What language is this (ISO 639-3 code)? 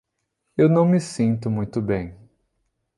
por